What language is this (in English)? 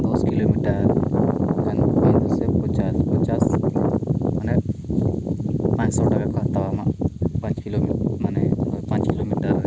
Santali